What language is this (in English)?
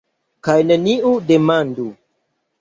Esperanto